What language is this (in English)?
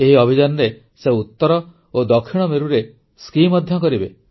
Odia